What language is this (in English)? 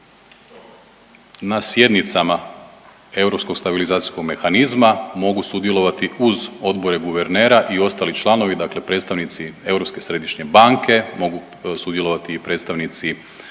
Croatian